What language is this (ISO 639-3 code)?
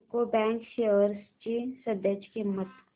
mar